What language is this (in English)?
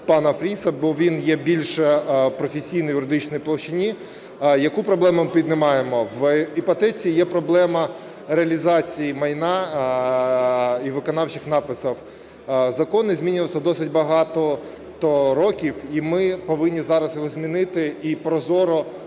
Ukrainian